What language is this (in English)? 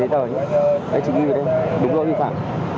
Vietnamese